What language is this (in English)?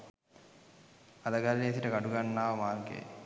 Sinhala